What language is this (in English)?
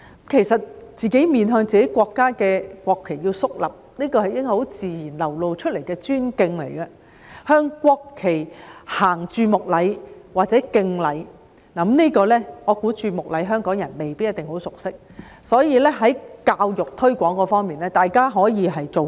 Cantonese